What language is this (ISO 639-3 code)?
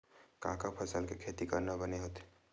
hne